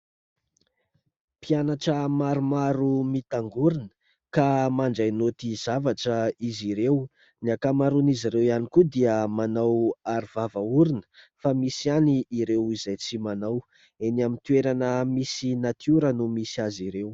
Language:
Malagasy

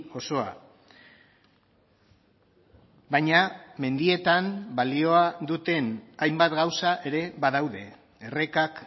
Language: Basque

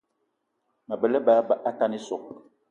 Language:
Eton (Cameroon)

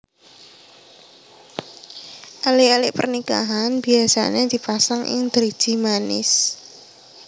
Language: Javanese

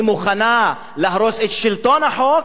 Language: Hebrew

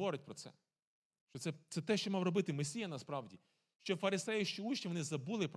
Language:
Ukrainian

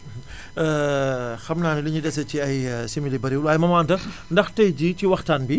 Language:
Wolof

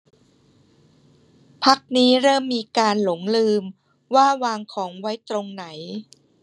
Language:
Thai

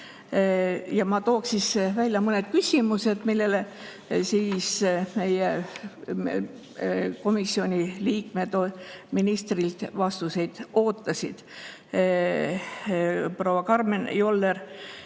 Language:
Estonian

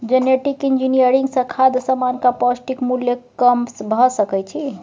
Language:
Maithili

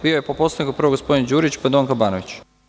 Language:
Serbian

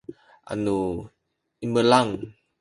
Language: Sakizaya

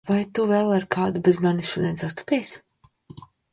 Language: Latvian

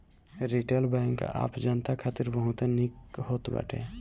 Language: Bhojpuri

